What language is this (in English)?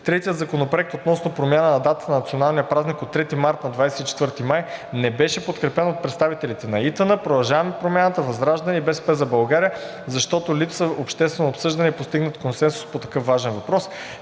Bulgarian